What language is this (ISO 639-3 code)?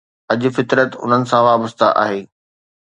snd